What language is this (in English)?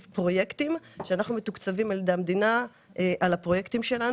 Hebrew